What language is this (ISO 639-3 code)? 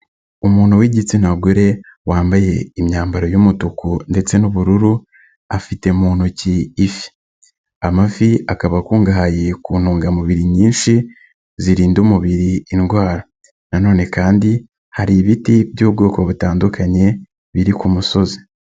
kin